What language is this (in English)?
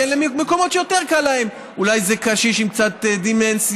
Hebrew